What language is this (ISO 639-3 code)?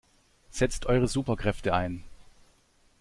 deu